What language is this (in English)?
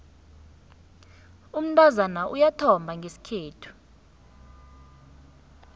South Ndebele